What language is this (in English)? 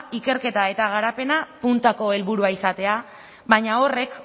Basque